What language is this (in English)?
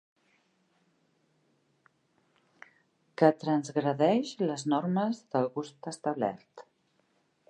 Catalan